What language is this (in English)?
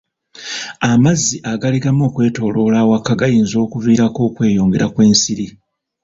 Ganda